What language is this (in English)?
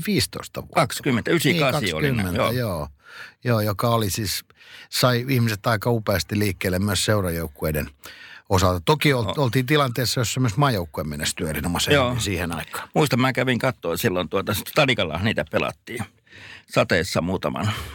Finnish